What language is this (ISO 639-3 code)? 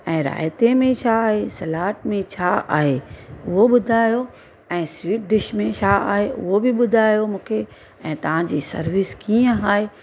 snd